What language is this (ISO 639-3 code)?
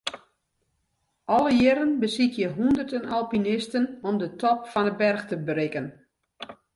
fry